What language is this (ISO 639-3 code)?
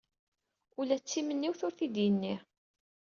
kab